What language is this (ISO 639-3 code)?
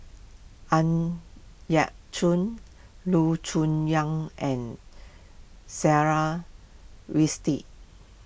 eng